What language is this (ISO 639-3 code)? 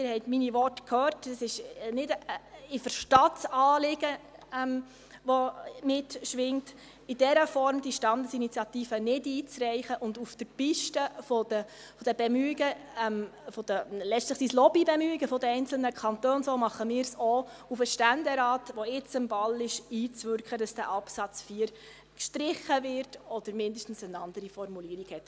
gsw